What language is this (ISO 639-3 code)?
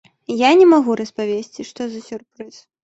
bel